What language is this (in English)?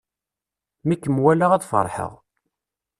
Kabyle